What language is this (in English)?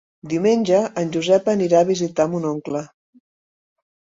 Catalan